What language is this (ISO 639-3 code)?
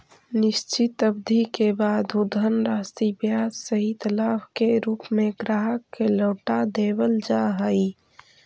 mag